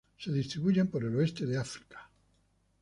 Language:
Spanish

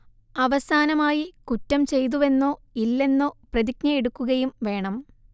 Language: Malayalam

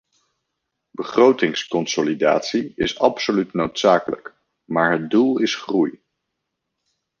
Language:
Dutch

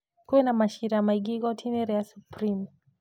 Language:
Kikuyu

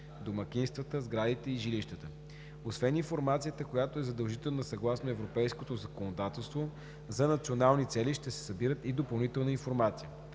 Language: Bulgarian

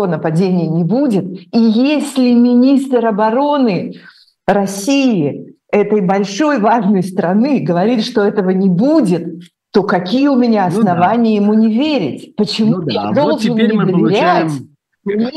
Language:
Russian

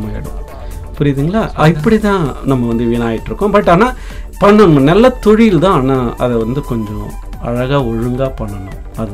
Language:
Tamil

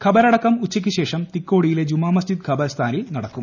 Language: Malayalam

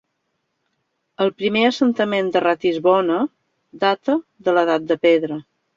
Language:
Catalan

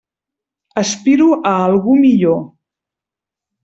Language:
Catalan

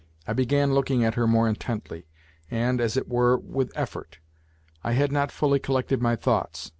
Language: English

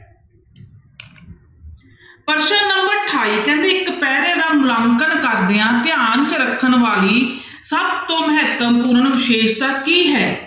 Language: Punjabi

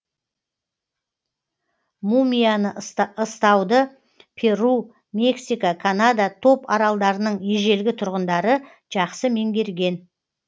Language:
Kazakh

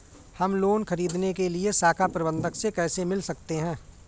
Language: Hindi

